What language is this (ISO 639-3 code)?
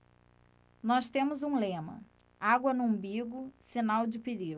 por